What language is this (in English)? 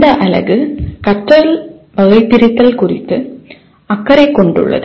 Tamil